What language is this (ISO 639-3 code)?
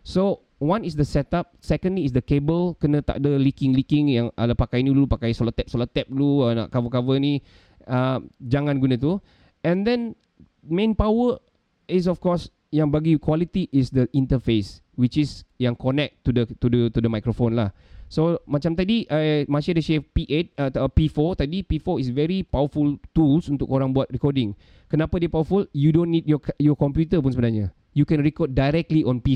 msa